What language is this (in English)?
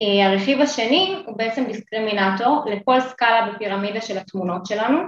Hebrew